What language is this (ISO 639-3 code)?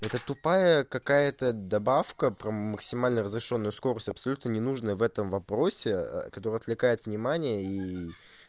rus